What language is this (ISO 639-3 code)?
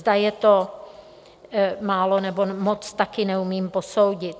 ces